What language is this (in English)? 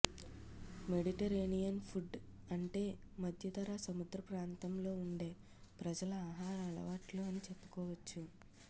Telugu